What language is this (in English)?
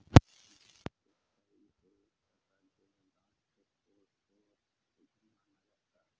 Hindi